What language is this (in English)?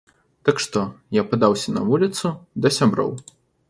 Belarusian